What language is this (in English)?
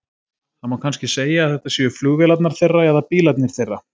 Icelandic